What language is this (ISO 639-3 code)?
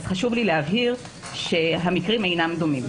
heb